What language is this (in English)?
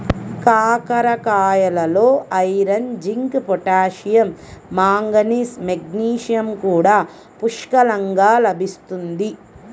Telugu